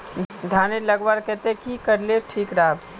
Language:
Magahi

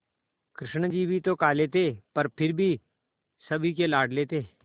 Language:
Hindi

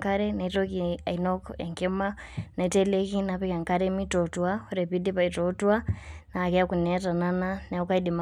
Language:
Masai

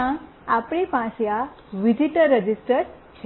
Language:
Gujarati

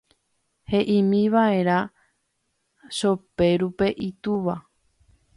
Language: Guarani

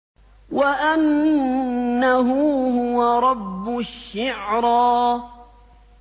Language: Arabic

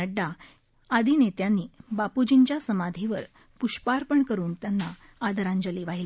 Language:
Marathi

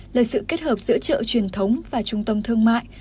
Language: Vietnamese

